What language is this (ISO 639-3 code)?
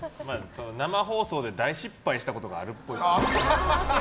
jpn